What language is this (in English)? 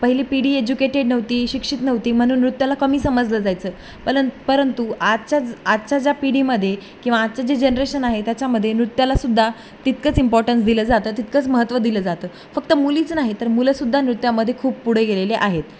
Marathi